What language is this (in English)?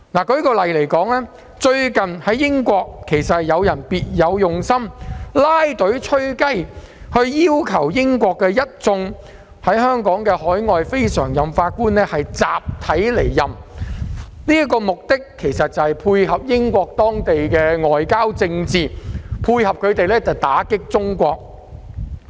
Cantonese